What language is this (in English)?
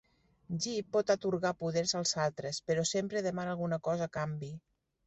Catalan